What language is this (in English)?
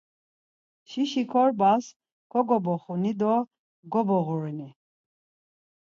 Laz